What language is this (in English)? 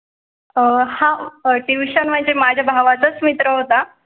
Marathi